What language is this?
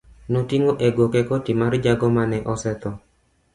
Luo (Kenya and Tanzania)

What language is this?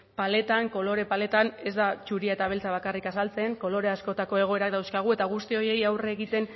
Basque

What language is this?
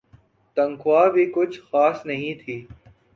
Urdu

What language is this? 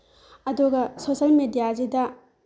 Manipuri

